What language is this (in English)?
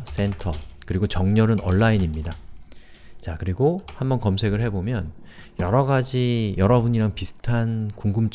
Korean